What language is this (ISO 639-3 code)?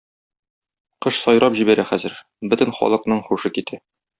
tat